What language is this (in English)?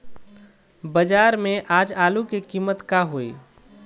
Bhojpuri